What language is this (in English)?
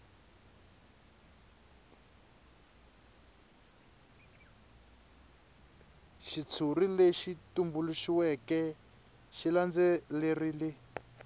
Tsonga